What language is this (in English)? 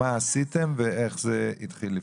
Hebrew